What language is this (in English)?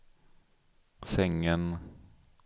Swedish